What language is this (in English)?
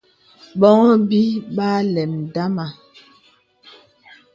Bebele